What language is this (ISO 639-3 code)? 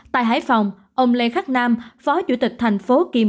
vie